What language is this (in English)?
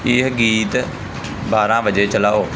Punjabi